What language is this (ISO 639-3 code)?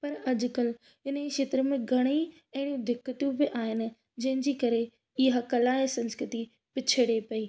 snd